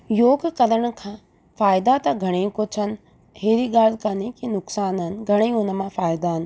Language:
Sindhi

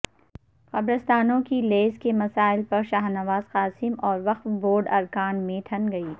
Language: Urdu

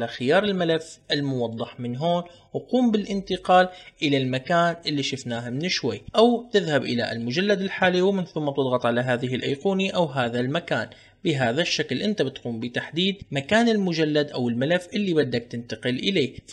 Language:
Arabic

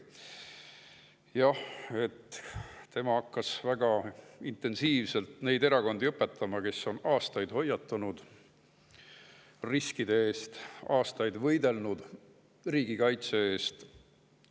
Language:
Estonian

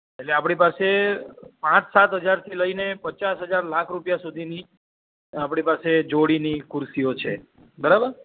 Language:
Gujarati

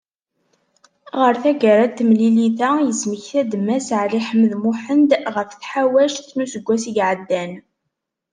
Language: Kabyle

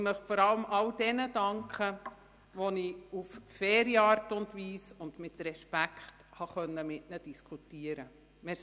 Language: Swiss German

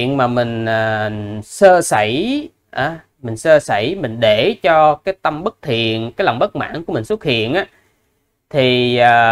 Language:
Vietnamese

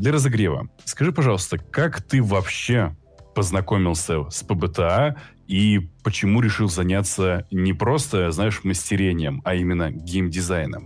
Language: Russian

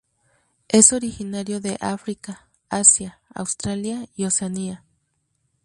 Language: Spanish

